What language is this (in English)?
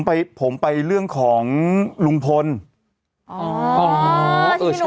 Thai